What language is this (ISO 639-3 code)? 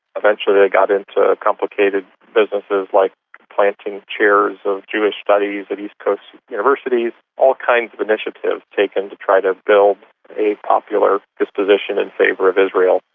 eng